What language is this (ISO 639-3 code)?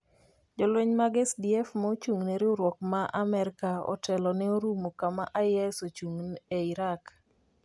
luo